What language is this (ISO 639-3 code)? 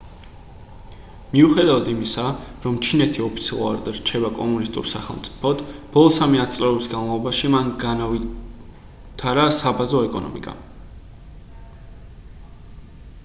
kat